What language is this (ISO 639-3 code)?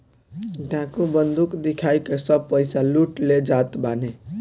bho